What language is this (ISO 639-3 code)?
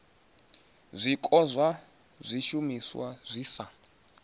ven